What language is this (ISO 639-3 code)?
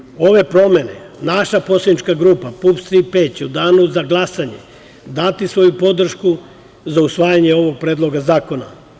srp